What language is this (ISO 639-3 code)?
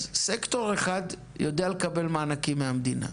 heb